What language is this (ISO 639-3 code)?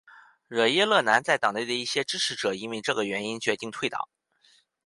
zho